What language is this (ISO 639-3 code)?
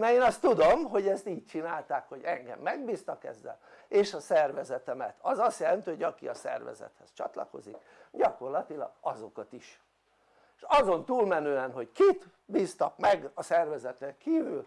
hun